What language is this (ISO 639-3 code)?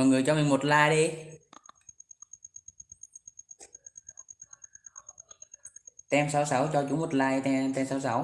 vie